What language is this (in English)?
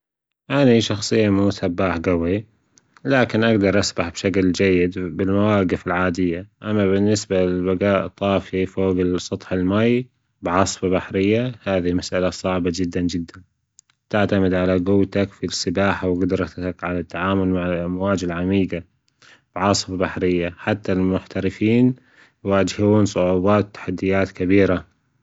Gulf Arabic